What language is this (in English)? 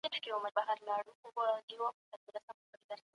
Pashto